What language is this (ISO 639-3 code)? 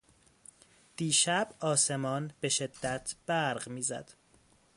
fas